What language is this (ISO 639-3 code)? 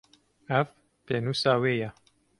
kur